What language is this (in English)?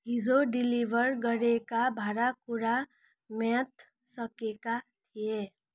Nepali